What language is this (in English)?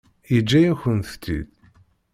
Kabyle